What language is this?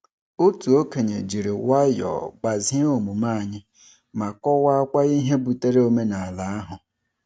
Igbo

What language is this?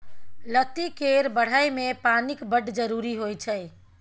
Maithili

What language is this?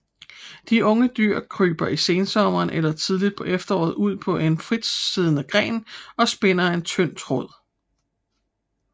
Danish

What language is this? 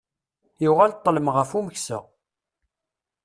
Kabyle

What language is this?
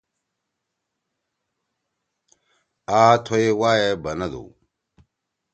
Torwali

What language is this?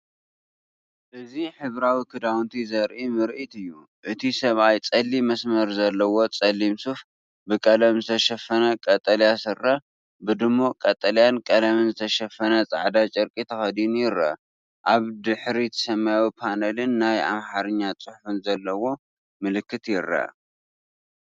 Tigrinya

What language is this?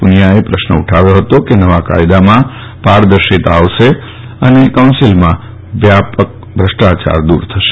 Gujarati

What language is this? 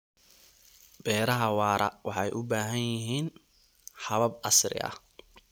Somali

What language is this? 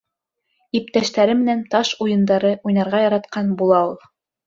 Bashkir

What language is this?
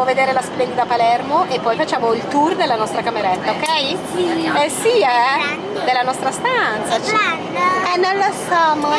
Italian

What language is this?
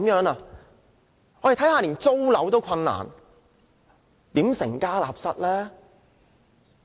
Cantonese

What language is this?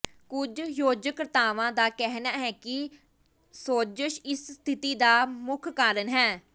Punjabi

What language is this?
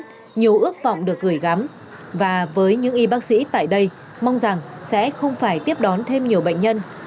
Vietnamese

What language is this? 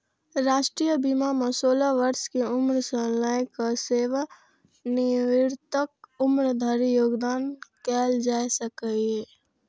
Maithili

